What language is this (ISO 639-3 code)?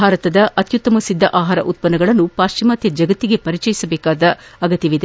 kan